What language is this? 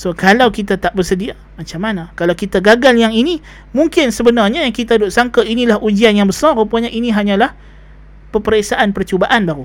Malay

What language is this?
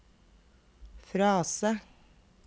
Norwegian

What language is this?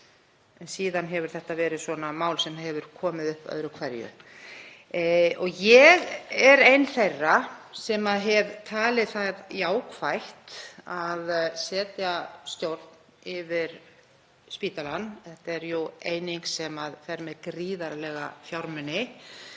Icelandic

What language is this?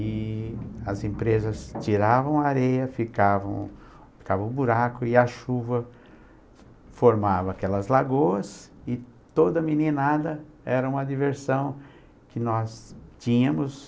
Portuguese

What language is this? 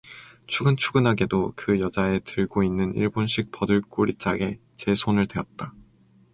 Korean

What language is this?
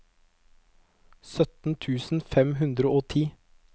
Norwegian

